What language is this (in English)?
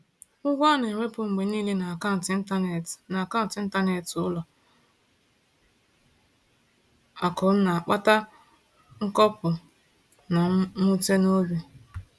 Igbo